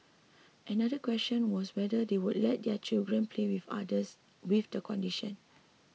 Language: English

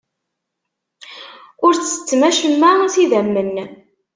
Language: Kabyle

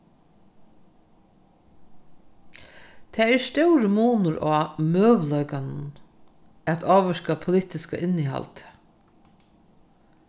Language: Faroese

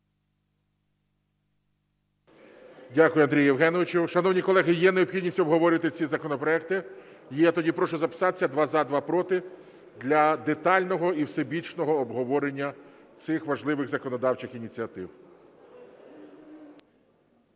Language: Ukrainian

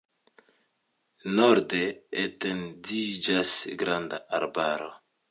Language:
Esperanto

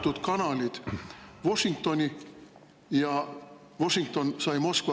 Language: Estonian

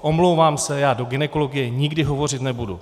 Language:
Czech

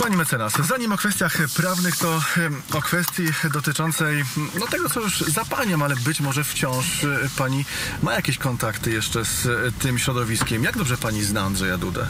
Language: Polish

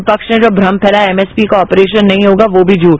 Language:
Hindi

